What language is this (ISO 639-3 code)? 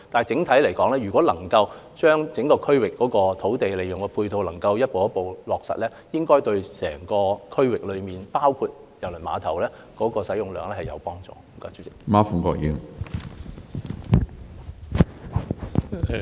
yue